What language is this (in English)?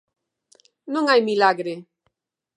Galician